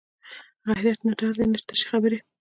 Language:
Pashto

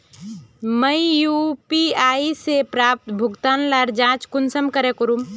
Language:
Magahi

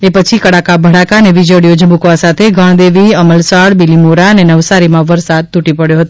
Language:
Gujarati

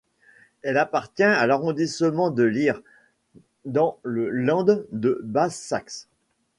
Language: French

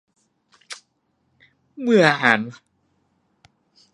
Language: Thai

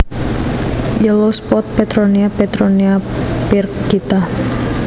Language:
Javanese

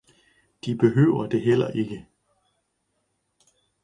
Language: Danish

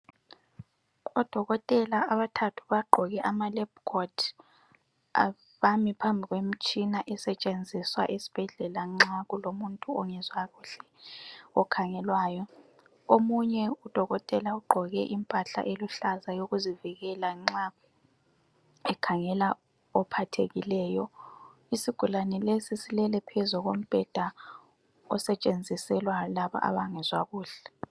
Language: North Ndebele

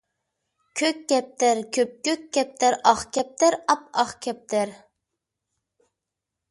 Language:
Uyghur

